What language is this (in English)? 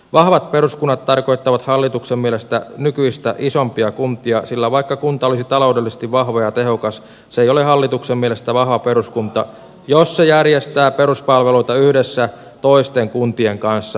Finnish